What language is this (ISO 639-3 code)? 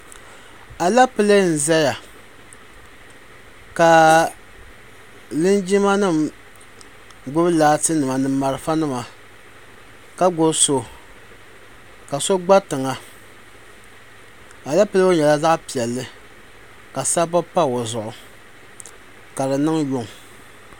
dag